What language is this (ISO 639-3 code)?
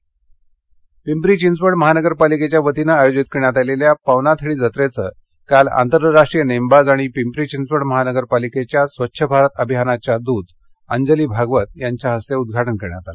mar